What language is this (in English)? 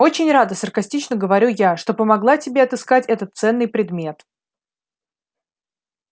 Russian